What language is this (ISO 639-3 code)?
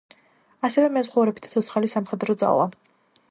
kat